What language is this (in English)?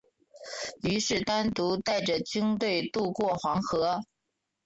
Chinese